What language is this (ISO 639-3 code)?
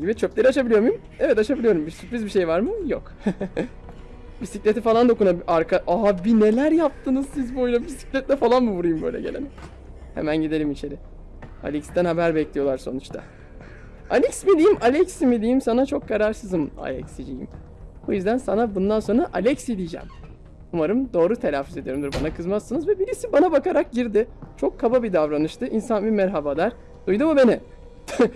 tur